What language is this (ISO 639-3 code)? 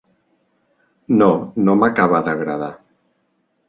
cat